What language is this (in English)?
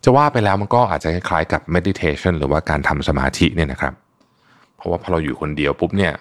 Thai